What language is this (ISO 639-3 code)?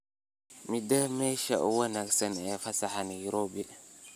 som